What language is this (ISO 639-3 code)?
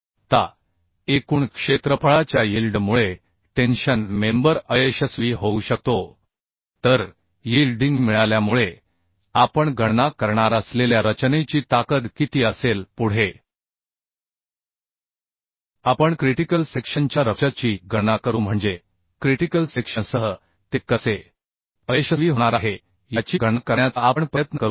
mar